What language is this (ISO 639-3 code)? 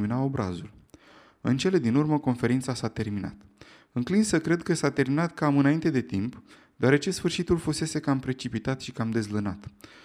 ron